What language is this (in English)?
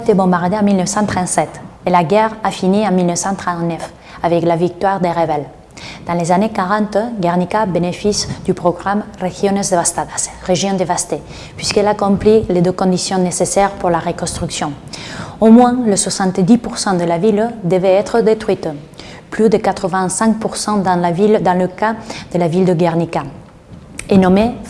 French